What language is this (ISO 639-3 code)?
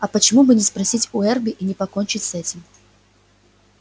rus